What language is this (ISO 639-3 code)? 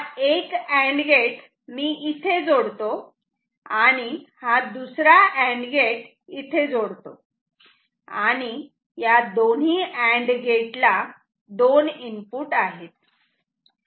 mar